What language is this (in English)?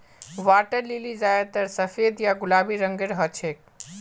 Magahi